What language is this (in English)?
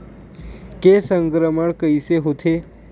Chhattisgarhi